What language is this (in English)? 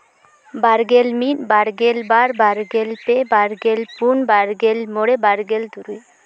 Santali